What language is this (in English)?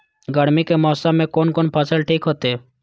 Maithili